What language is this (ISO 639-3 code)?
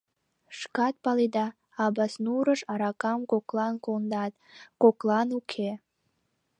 chm